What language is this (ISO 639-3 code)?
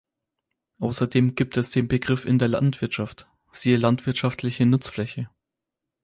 deu